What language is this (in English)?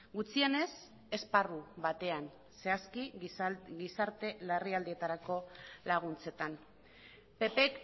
Basque